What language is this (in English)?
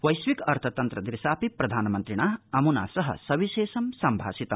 Sanskrit